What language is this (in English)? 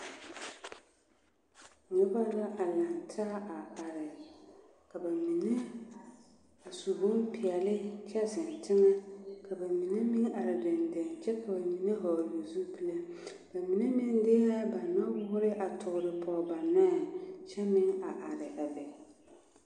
Southern Dagaare